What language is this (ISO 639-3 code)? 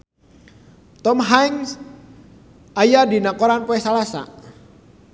sun